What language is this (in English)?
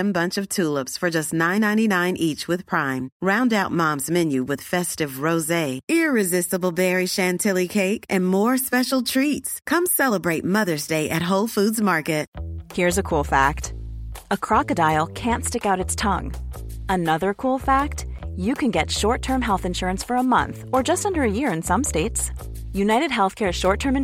English